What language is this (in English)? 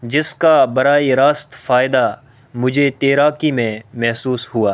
Urdu